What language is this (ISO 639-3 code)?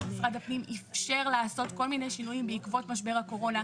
heb